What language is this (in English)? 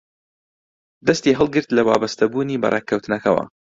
Central Kurdish